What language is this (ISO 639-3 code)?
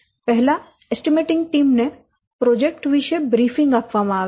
guj